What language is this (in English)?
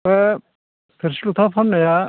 Bodo